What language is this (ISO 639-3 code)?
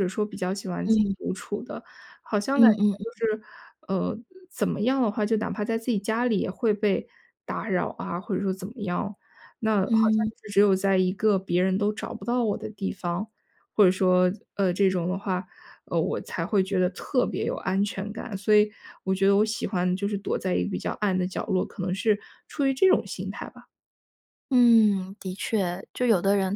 zho